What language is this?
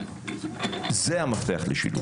Hebrew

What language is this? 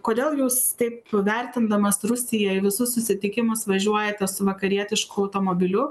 Lithuanian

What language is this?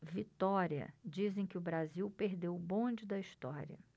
Portuguese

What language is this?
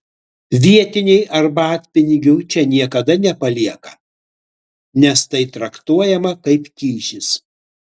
Lithuanian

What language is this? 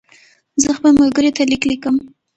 Pashto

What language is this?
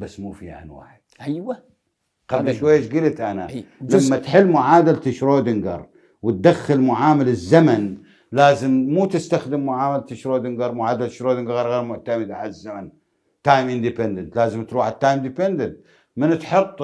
Arabic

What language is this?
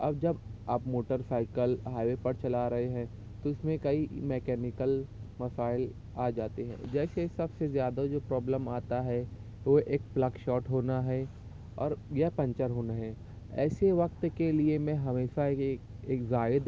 Urdu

